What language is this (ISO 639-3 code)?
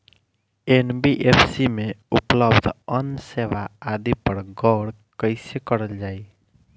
bho